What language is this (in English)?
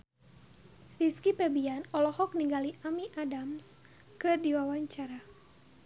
Sundanese